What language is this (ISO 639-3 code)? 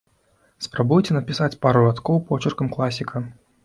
bel